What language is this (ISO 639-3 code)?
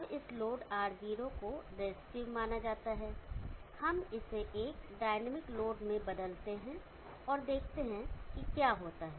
hin